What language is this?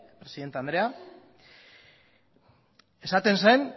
Basque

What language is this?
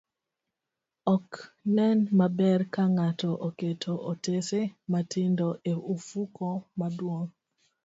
Luo (Kenya and Tanzania)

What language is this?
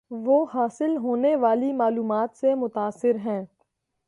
Urdu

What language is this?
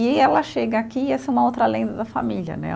Portuguese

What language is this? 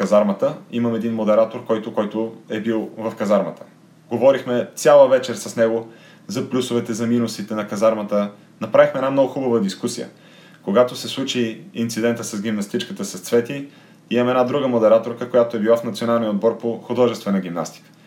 Bulgarian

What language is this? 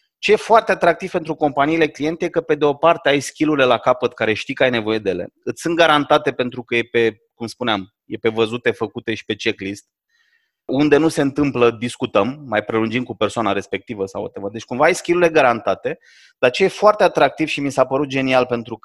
Romanian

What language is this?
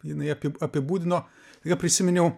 Lithuanian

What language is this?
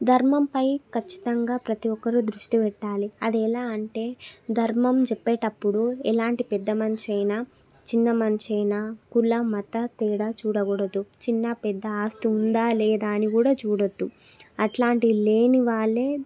Telugu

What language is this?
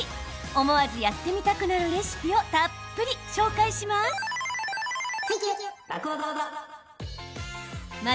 Japanese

